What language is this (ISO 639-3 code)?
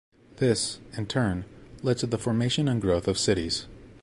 eng